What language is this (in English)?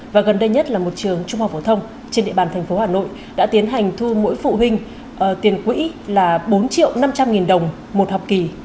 Vietnamese